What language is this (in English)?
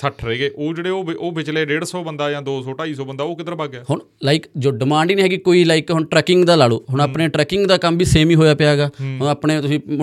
Punjabi